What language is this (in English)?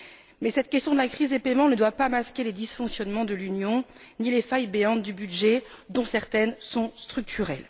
French